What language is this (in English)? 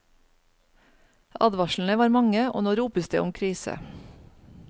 Norwegian